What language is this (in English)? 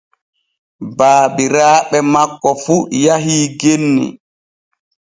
Borgu Fulfulde